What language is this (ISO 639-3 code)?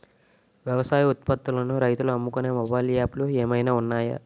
tel